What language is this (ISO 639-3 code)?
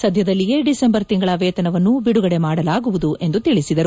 kan